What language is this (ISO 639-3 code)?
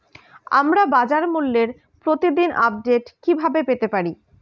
ben